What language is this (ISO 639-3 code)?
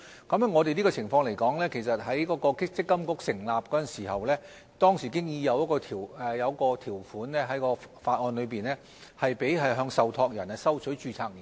yue